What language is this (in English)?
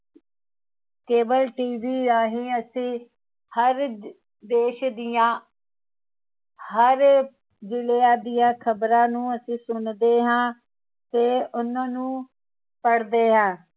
Punjabi